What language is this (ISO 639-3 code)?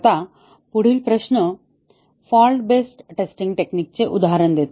mar